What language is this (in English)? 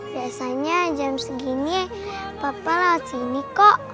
Indonesian